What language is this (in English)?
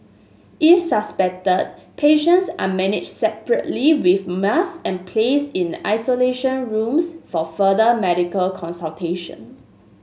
English